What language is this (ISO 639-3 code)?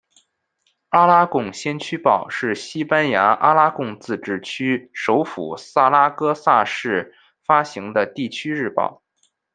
zho